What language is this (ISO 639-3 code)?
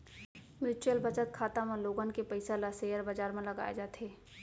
hne